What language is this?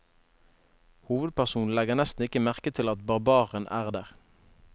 Norwegian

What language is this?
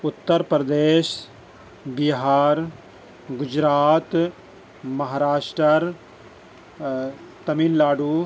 Urdu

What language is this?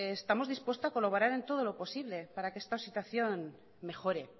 Spanish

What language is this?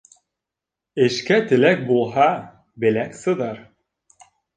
Bashkir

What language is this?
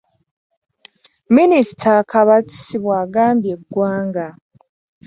Ganda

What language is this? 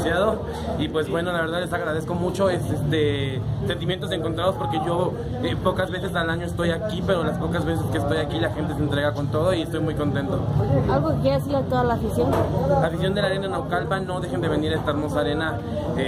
Spanish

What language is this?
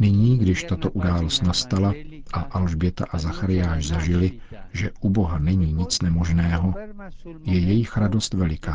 Czech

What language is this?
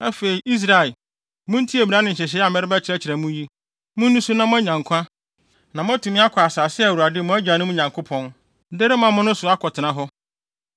Akan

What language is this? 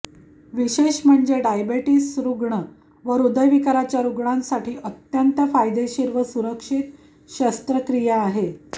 Marathi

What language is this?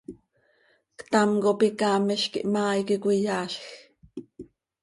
Seri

